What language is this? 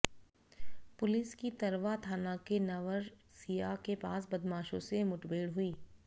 Hindi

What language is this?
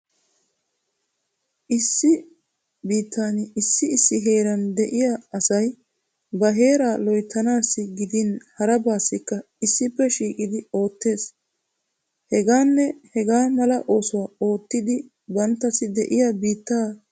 Wolaytta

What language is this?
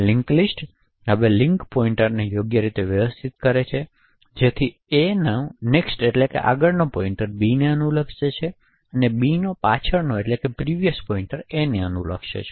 Gujarati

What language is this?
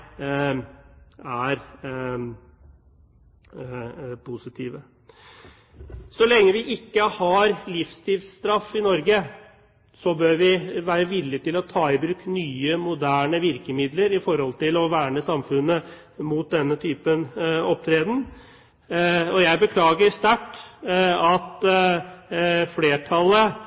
Norwegian Bokmål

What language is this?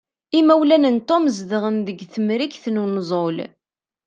Kabyle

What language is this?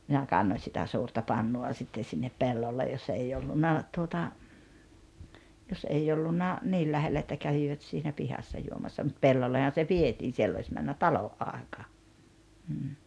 Finnish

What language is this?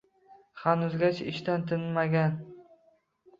Uzbek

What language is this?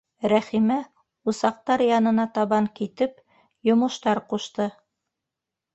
Bashkir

